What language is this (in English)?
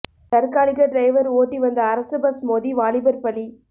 Tamil